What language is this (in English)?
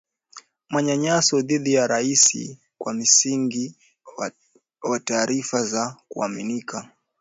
Swahili